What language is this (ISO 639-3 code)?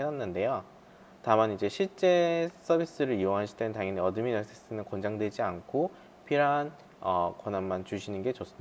kor